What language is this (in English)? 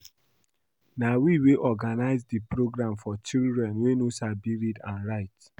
Nigerian Pidgin